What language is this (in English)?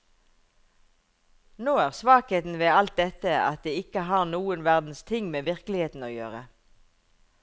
Norwegian